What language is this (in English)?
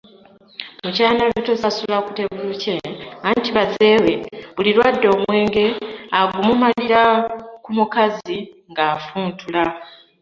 Ganda